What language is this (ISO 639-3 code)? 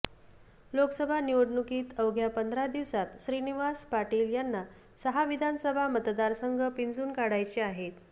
mar